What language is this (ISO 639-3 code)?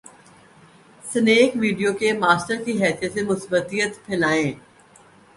urd